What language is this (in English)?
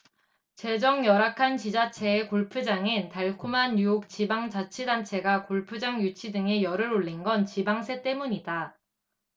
Korean